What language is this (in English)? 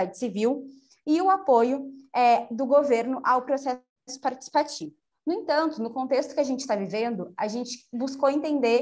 Portuguese